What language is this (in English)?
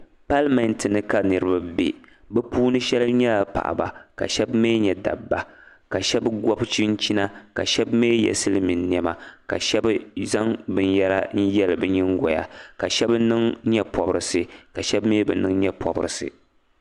Dagbani